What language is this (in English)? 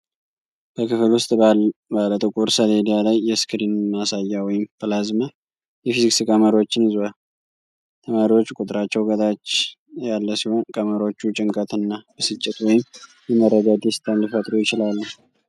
Amharic